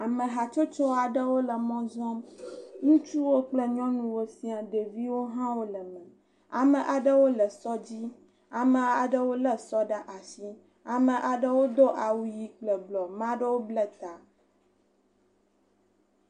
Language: Ewe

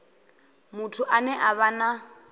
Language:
Venda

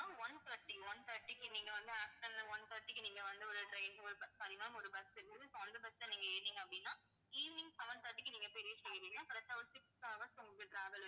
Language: Tamil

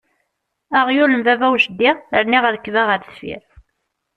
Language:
Kabyle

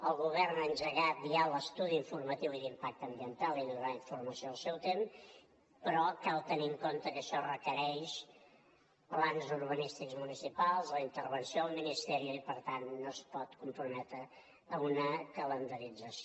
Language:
Catalan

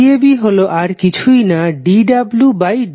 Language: Bangla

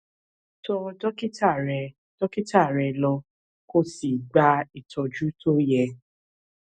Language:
Yoruba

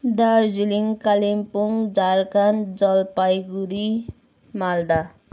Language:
Nepali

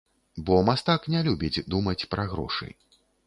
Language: Belarusian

